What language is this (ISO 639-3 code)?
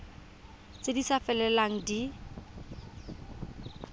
tsn